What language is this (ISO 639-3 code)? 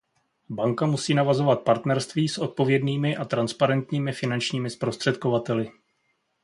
ces